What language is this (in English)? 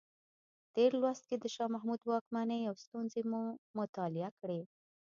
Pashto